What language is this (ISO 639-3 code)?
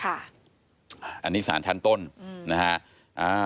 tha